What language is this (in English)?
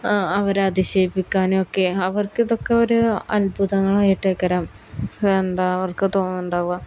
Malayalam